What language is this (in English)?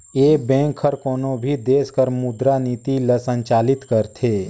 Chhattisgarhi